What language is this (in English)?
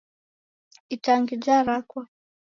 Taita